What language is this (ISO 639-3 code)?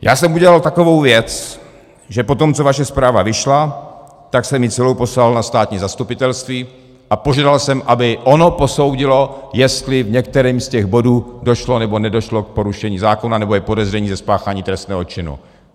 ces